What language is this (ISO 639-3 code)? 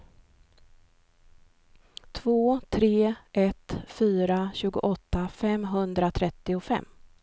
swe